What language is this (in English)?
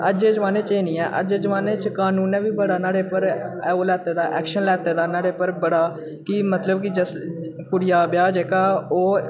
Dogri